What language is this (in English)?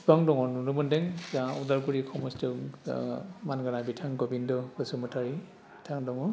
Bodo